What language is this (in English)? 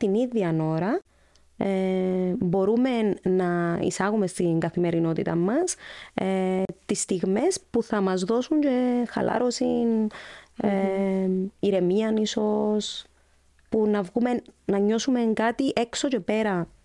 Greek